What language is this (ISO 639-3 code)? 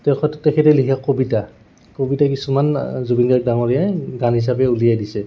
asm